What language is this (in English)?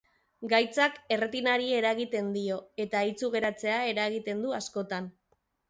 Basque